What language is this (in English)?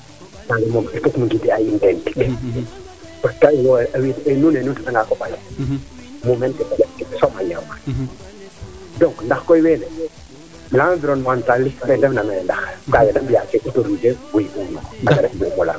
Serer